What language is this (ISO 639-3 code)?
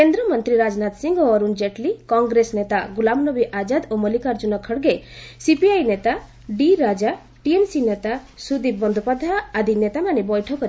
ori